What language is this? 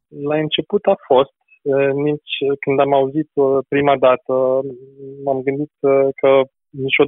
Romanian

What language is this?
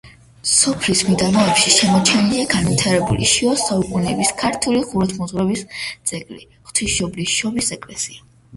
Georgian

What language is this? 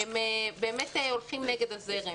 Hebrew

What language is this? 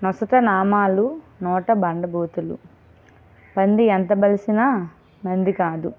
Telugu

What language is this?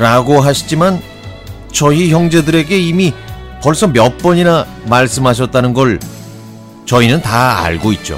Korean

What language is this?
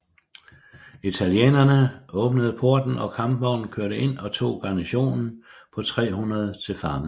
Danish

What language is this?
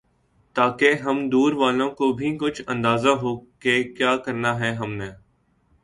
Urdu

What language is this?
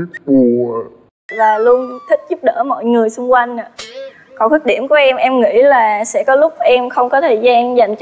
Vietnamese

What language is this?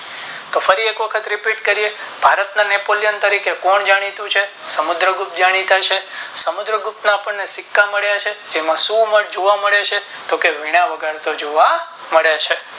Gujarati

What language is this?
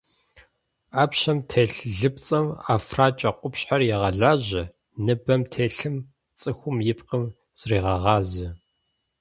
Kabardian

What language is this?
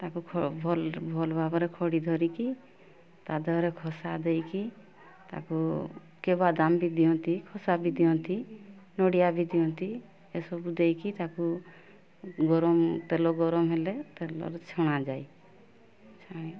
Odia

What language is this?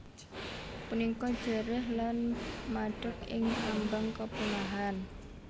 Javanese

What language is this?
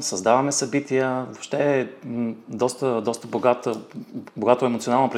Bulgarian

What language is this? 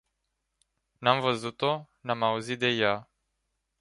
Romanian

